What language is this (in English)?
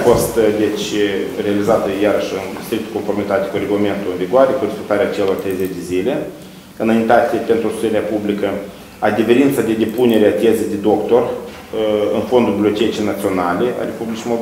Romanian